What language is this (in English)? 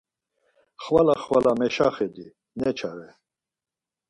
Laz